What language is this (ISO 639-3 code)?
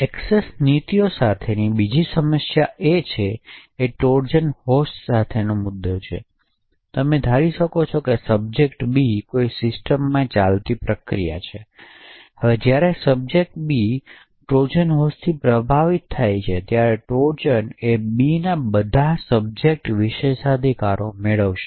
guj